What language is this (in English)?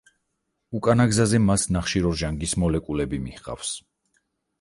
Georgian